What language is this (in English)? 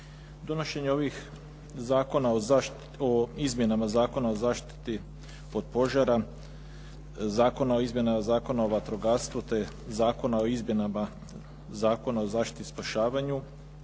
Croatian